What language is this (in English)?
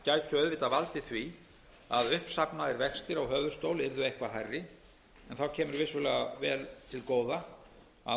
Icelandic